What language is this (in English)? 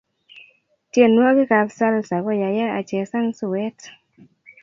Kalenjin